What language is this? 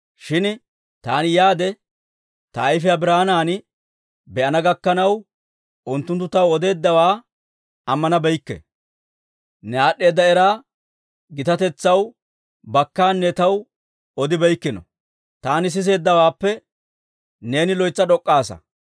Dawro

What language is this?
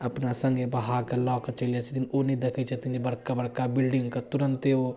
Maithili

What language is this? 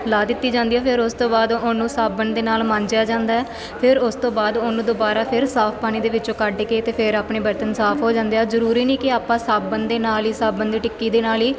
Punjabi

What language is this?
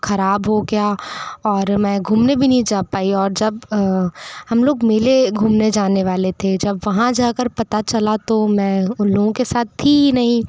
Hindi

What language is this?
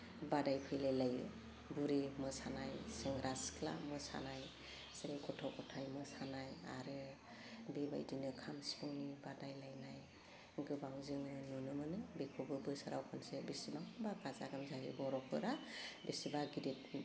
Bodo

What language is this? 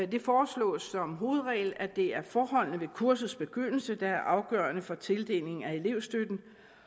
Danish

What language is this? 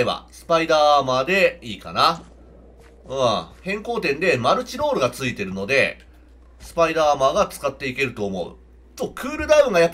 Japanese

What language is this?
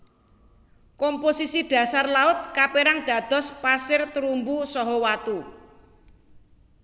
Javanese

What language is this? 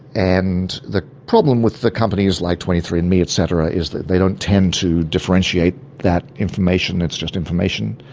English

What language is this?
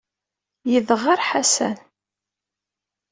Kabyle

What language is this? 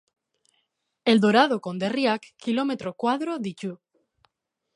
Basque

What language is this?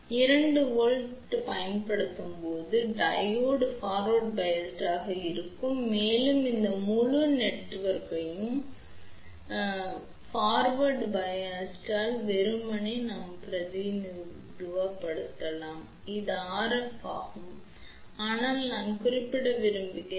Tamil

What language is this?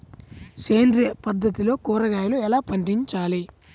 Telugu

